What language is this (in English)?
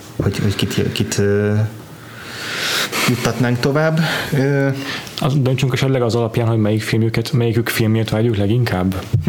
Hungarian